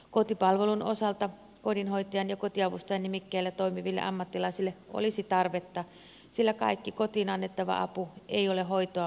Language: Finnish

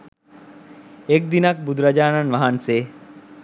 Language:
Sinhala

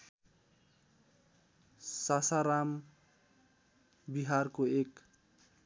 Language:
Nepali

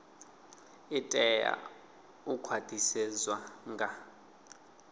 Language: Venda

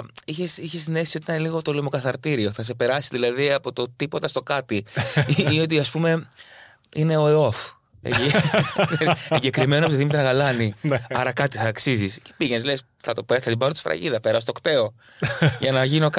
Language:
Greek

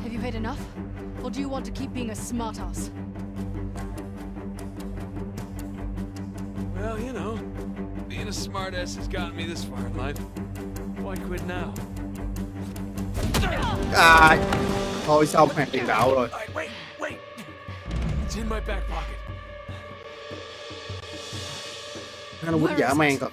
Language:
Vietnamese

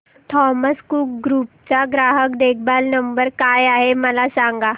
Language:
Marathi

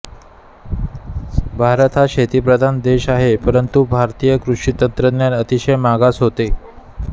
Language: Marathi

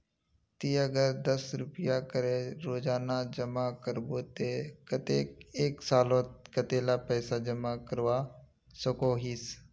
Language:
Magahi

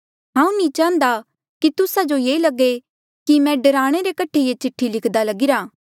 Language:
Mandeali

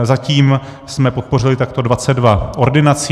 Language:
Czech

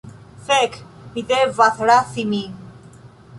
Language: Esperanto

